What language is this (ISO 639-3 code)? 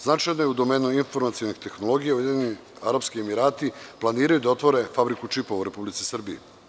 srp